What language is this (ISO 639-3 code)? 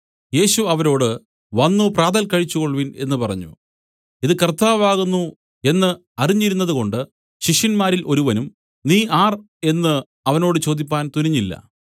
mal